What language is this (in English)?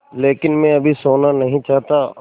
Hindi